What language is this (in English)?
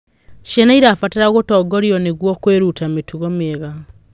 Kikuyu